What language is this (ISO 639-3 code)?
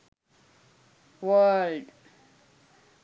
sin